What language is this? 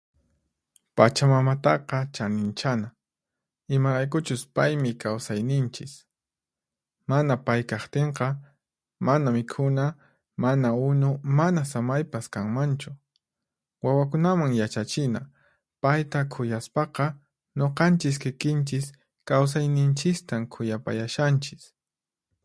Puno Quechua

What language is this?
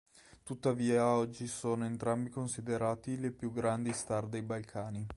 Italian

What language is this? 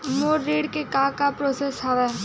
Chhattisgarhi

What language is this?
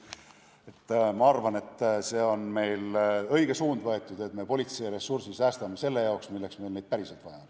Estonian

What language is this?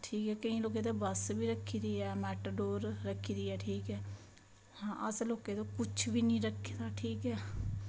Dogri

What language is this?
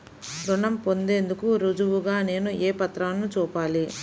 Telugu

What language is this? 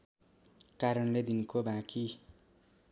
Nepali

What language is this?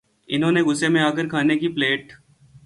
Urdu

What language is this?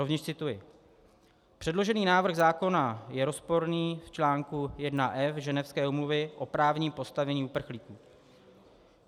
Czech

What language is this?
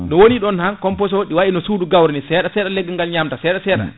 Fula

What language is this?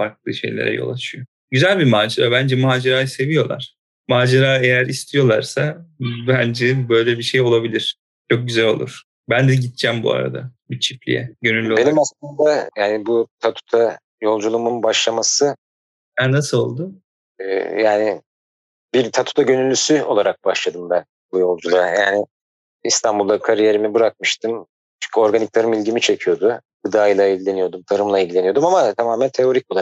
Turkish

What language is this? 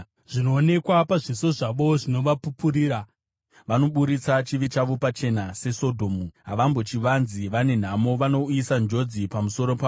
Shona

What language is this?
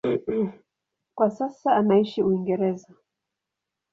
Swahili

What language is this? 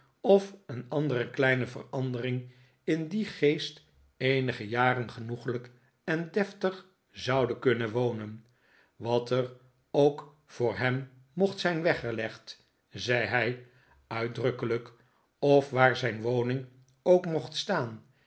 Dutch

